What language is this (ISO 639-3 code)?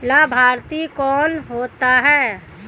hin